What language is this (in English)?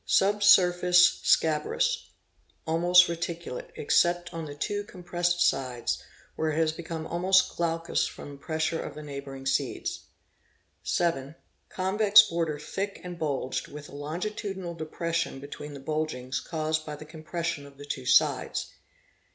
English